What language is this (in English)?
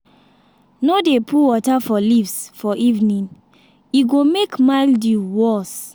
Nigerian Pidgin